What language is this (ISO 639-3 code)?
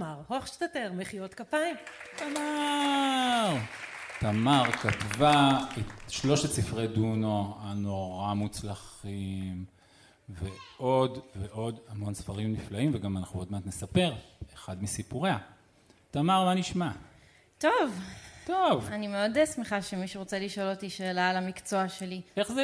heb